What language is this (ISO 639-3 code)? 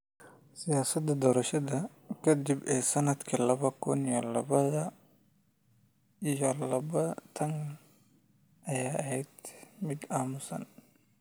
som